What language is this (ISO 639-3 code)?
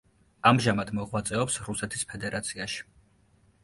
kat